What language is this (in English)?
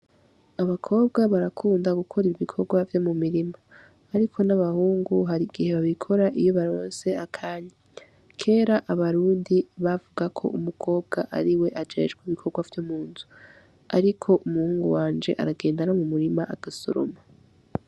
Rundi